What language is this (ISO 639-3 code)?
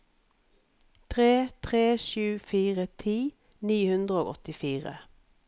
nor